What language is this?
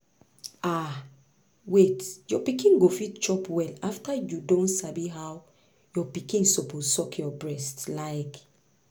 Nigerian Pidgin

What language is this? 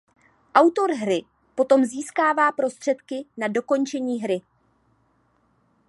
Czech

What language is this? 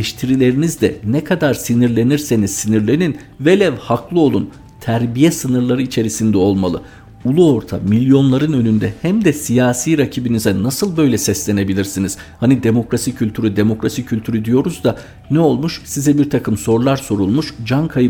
Turkish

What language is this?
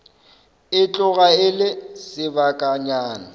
Northern Sotho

